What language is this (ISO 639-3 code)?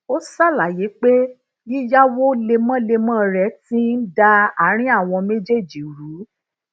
yor